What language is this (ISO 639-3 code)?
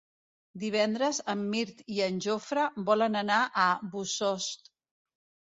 cat